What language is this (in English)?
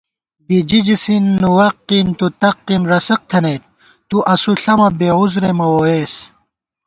Gawar-Bati